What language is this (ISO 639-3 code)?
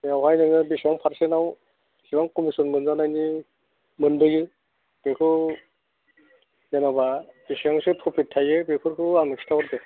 brx